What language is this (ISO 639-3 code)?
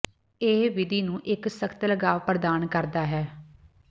pan